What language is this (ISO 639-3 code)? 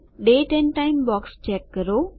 guj